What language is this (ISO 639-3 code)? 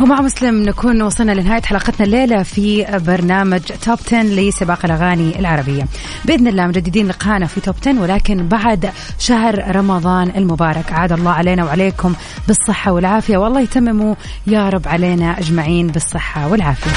ara